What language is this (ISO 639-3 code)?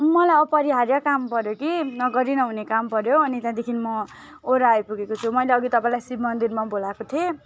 nep